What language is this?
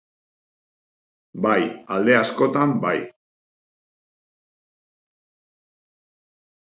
Basque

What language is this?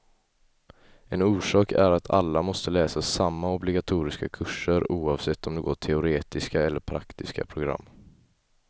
Swedish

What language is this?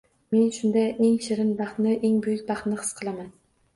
Uzbek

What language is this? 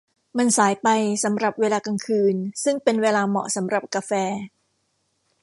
Thai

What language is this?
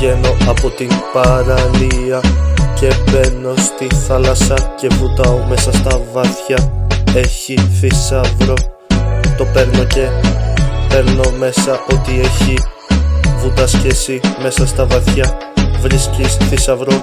Greek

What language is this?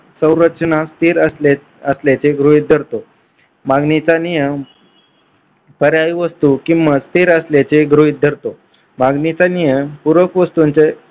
Marathi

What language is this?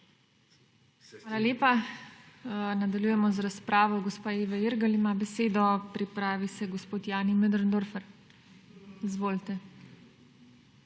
Slovenian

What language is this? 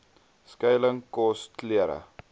Afrikaans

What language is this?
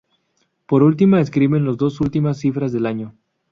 Spanish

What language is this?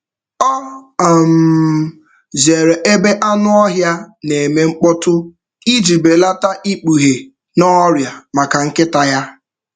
Igbo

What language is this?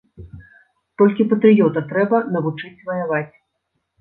Belarusian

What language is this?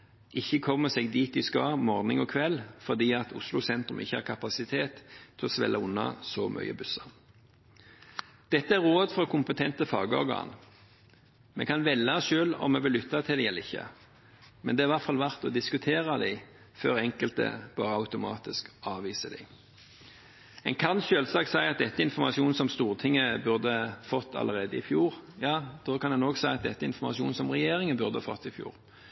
Norwegian Bokmål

